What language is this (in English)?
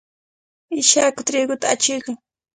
Cajatambo North Lima Quechua